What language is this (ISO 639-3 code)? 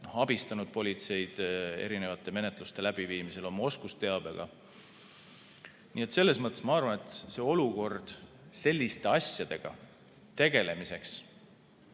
est